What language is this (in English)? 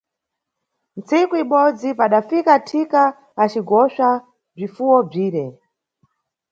Nyungwe